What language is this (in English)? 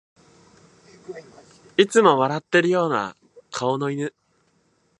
Japanese